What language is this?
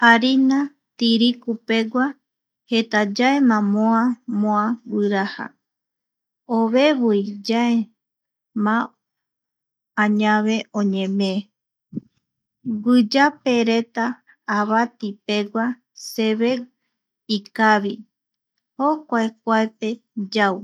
Eastern Bolivian Guaraní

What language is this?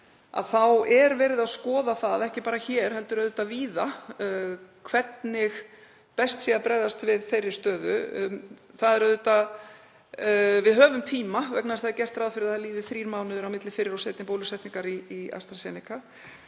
Icelandic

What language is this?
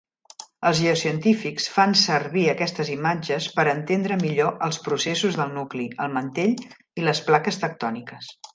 Catalan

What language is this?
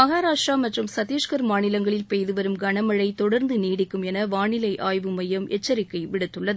Tamil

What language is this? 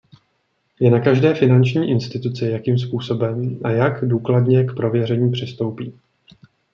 Czech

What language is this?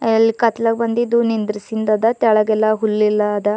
Kannada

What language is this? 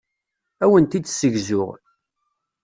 Kabyle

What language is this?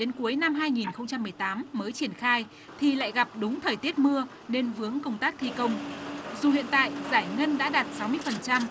Vietnamese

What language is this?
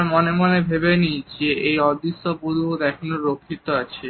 Bangla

